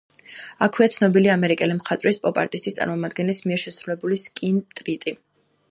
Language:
Georgian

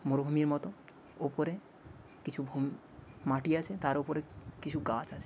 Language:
Bangla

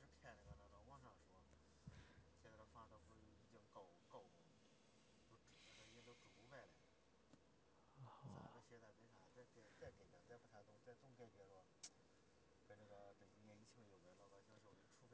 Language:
Chinese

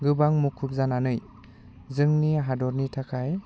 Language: Bodo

